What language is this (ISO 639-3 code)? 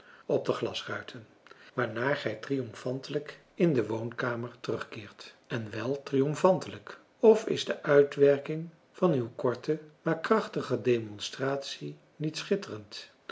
nld